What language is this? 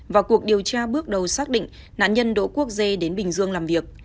Vietnamese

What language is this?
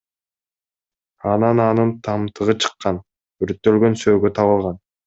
Kyrgyz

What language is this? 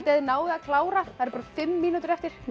Icelandic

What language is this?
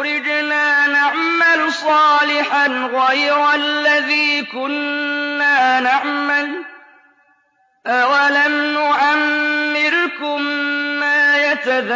Arabic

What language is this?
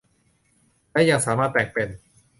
Thai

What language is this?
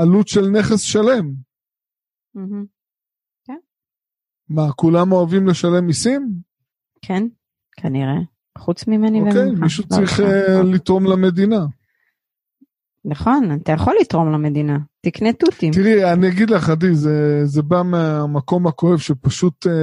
Hebrew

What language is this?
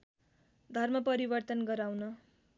Nepali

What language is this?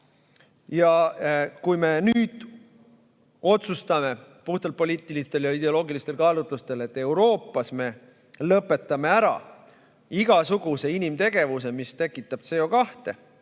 Estonian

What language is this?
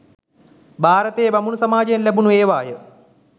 Sinhala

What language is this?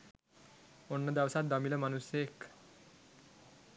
Sinhala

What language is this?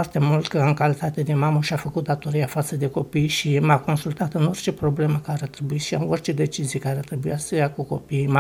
Romanian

